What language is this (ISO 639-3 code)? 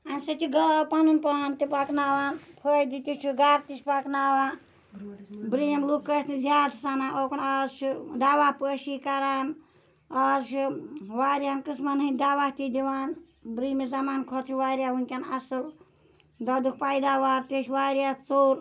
kas